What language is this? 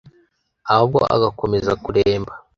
Kinyarwanda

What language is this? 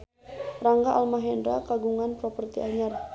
Sundanese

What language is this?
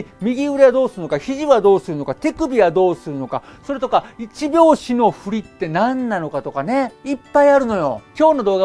Japanese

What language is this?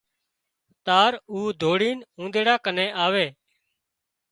Wadiyara Koli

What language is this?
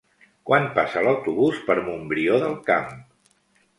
Catalan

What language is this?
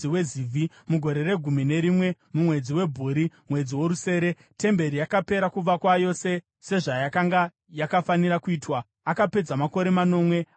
Shona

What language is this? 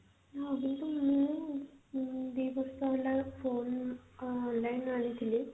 Odia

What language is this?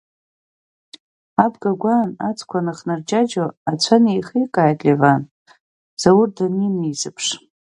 Abkhazian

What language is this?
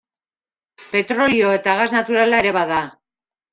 Basque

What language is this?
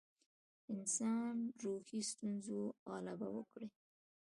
Pashto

